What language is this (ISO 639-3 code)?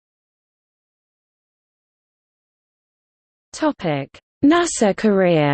eng